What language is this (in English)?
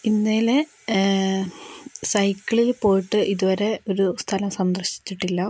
Malayalam